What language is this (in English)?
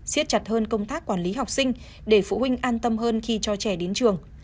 Vietnamese